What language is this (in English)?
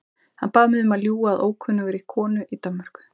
Icelandic